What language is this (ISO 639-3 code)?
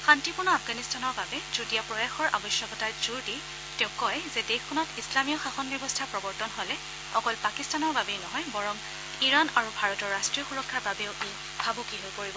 asm